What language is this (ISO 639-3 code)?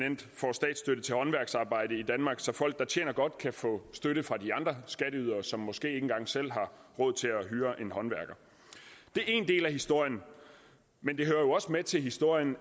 dan